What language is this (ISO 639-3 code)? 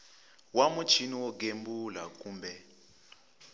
tso